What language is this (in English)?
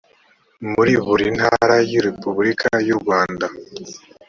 Kinyarwanda